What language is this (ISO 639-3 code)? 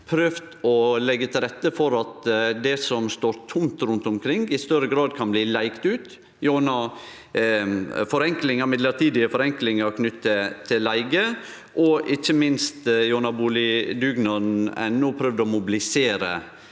nor